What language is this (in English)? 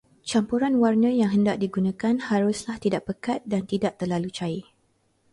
Malay